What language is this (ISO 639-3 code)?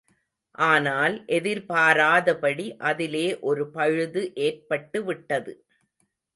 tam